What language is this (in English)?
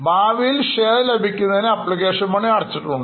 Malayalam